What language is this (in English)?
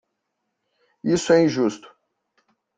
Portuguese